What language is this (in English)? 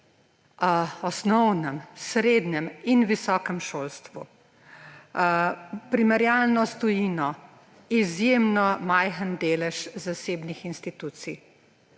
Slovenian